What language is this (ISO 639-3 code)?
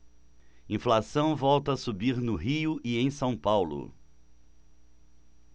por